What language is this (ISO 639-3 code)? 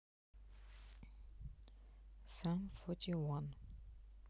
rus